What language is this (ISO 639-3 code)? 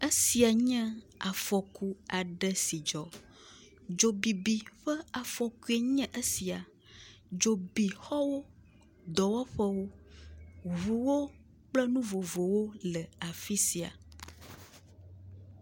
ewe